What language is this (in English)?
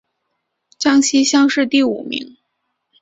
Chinese